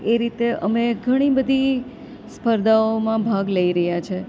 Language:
Gujarati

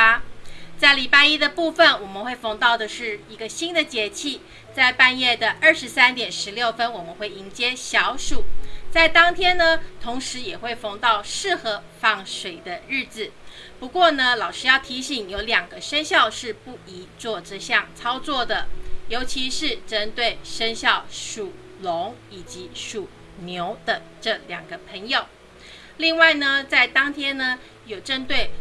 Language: Chinese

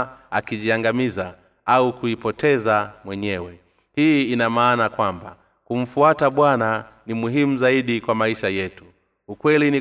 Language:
Swahili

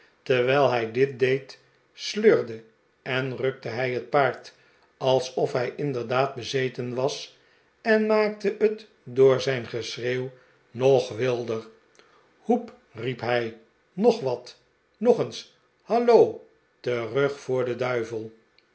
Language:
Dutch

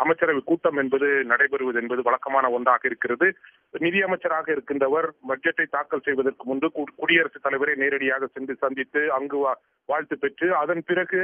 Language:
Romanian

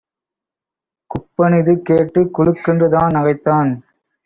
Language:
Tamil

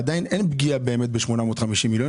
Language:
Hebrew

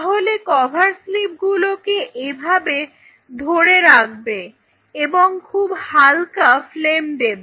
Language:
Bangla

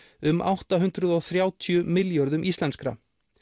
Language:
Icelandic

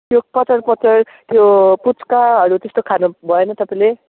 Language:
Nepali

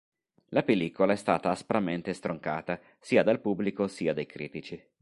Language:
Italian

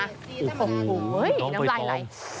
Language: Thai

